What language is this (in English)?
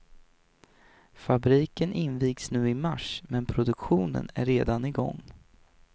Swedish